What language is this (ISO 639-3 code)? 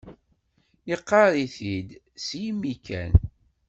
kab